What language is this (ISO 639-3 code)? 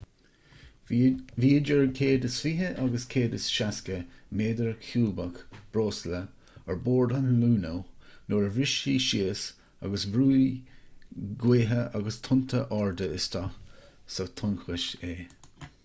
gle